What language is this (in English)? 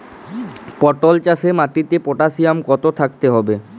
Bangla